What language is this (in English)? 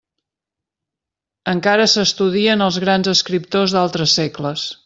Catalan